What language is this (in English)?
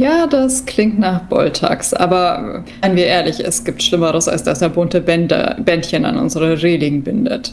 German